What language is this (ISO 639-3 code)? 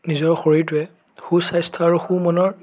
asm